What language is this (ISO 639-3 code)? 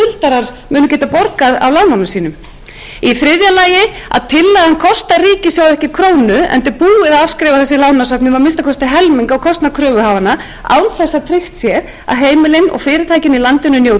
isl